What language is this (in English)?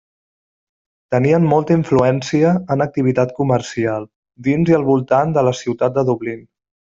Catalan